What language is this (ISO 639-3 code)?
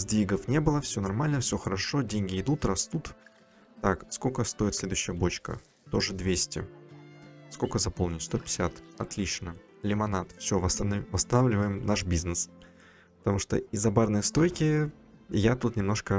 rus